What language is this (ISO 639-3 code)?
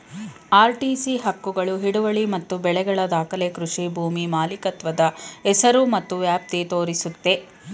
kan